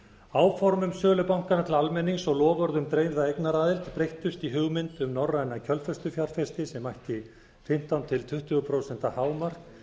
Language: Icelandic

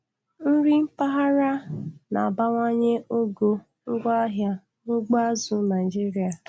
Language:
Igbo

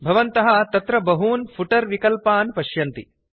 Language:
Sanskrit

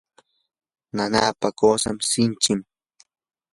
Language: Yanahuanca Pasco Quechua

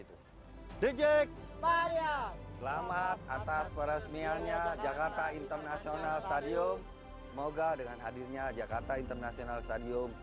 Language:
Indonesian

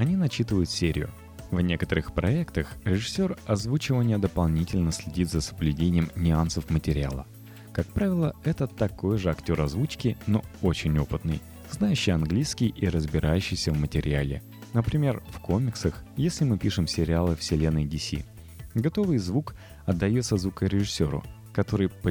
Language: Russian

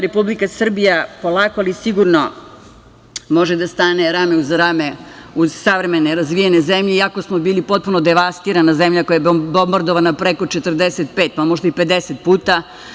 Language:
Serbian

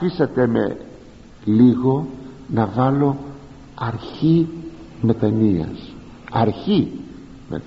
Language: Greek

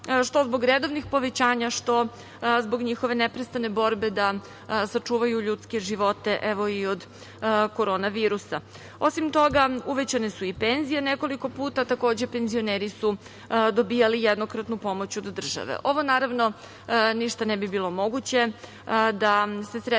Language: Serbian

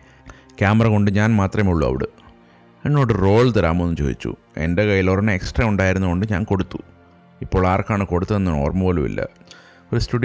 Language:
Malayalam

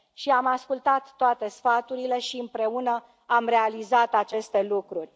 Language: Romanian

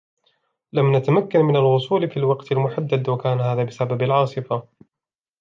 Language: Arabic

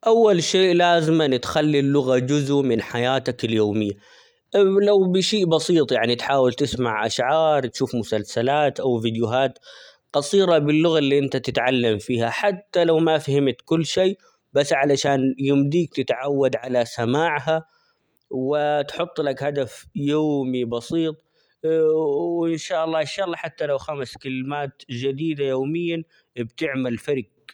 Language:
Omani Arabic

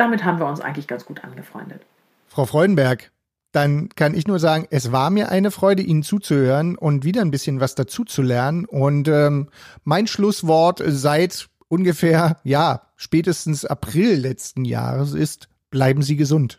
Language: German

